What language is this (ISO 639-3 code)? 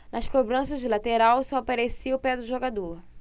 por